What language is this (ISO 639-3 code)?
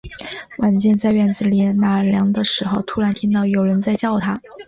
zho